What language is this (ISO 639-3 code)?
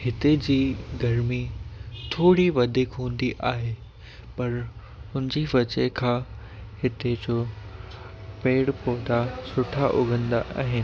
snd